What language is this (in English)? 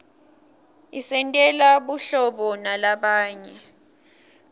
Swati